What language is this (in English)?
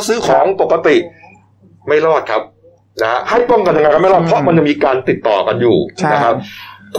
Thai